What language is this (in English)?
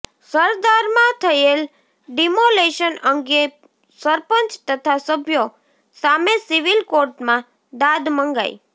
Gujarati